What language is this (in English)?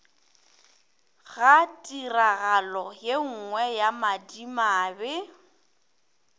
Northern Sotho